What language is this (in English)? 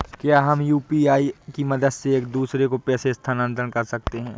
Hindi